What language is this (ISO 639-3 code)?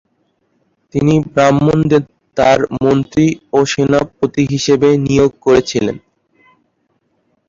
ben